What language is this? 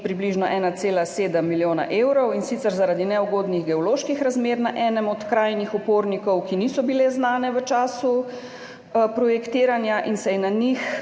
Slovenian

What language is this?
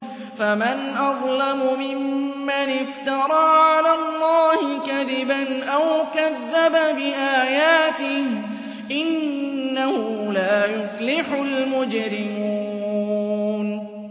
Arabic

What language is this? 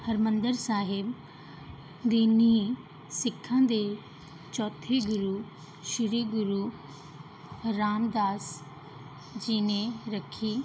Punjabi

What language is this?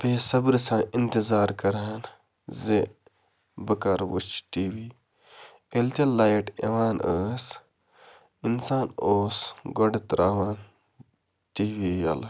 Kashmiri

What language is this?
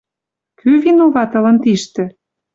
Western Mari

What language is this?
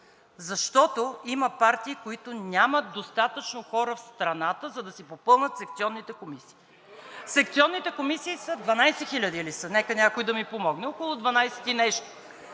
Bulgarian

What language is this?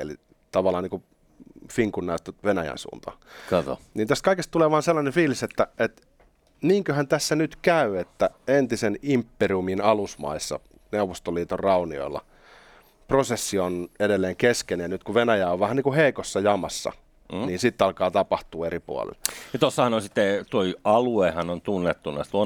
Finnish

